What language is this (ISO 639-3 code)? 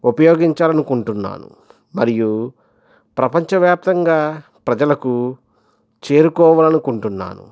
tel